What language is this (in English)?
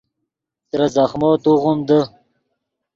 Yidgha